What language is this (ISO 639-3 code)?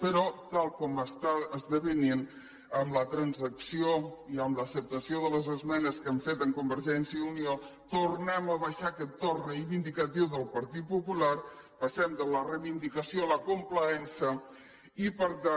cat